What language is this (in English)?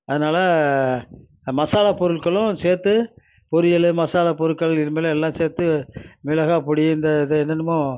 Tamil